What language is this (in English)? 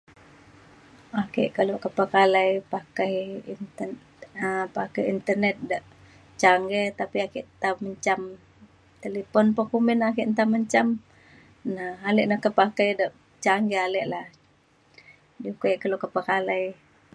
Mainstream Kenyah